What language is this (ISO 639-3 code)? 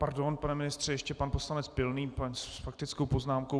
ces